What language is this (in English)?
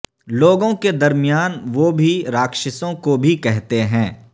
Urdu